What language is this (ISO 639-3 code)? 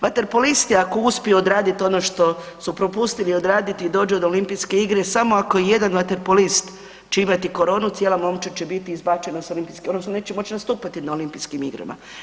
hrv